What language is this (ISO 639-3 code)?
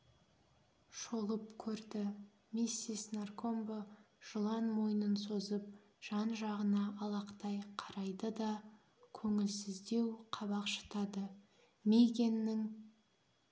kaz